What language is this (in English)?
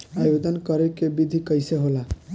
Bhojpuri